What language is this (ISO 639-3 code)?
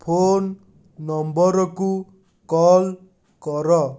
ori